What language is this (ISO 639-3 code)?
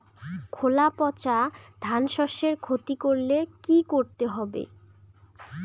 ben